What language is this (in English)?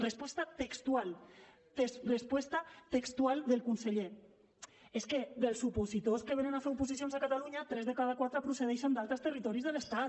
Catalan